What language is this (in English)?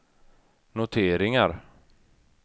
Swedish